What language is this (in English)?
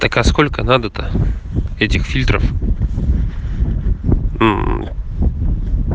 Russian